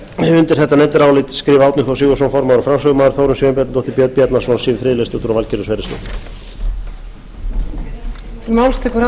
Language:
Icelandic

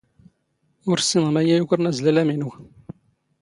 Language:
Standard Moroccan Tamazight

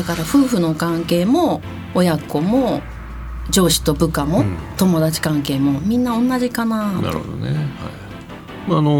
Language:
Japanese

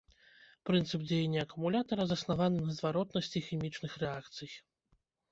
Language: Belarusian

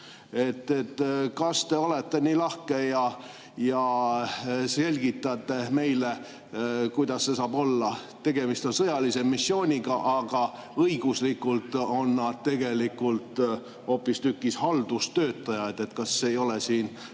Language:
Estonian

